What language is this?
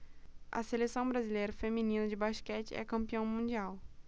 Portuguese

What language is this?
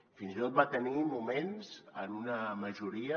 Catalan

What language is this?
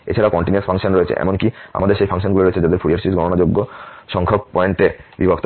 Bangla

